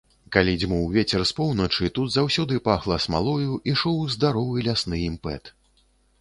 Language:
Belarusian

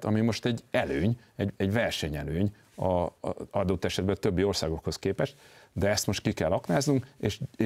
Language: Hungarian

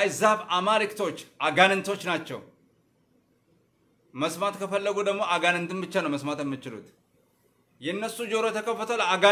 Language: Arabic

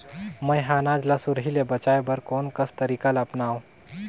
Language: Chhattisgarhi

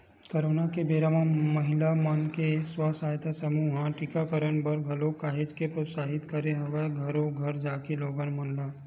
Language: Chhattisgarhi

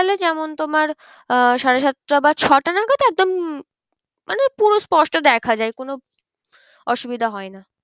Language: Bangla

